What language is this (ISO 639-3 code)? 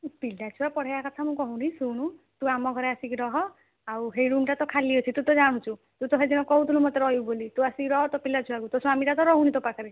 ori